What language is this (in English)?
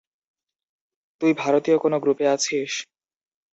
Bangla